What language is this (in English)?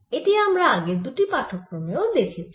Bangla